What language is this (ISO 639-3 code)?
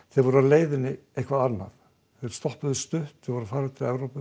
isl